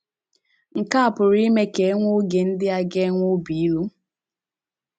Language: Igbo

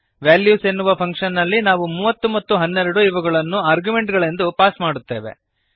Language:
Kannada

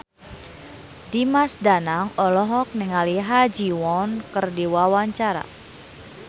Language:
Sundanese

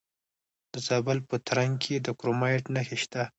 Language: Pashto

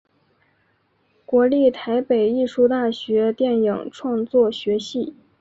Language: Chinese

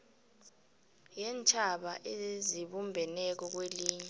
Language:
South Ndebele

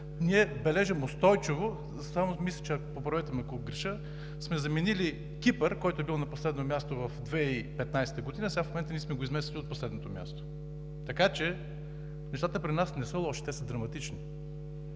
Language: Bulgarian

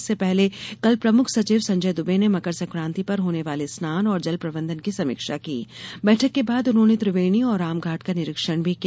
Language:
Hindi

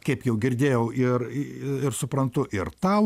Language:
Lithuanian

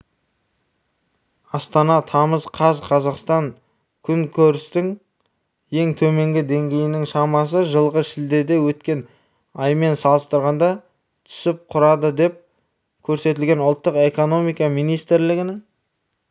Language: Kazakh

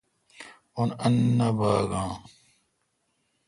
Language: Kalkoti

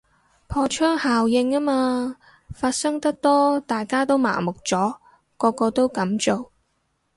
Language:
Cantonese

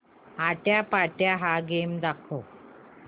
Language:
Marathi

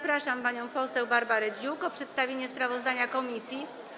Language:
Polish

